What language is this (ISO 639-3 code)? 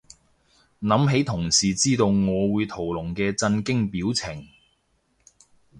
yue